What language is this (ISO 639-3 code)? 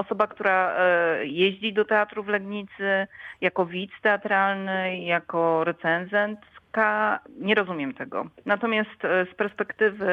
pol